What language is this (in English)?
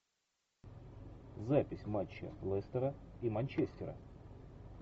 Russian